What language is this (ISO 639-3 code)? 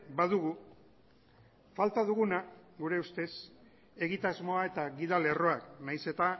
eus